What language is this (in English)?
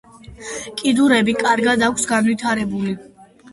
Georgian